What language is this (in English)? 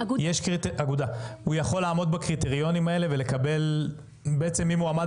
Hebrew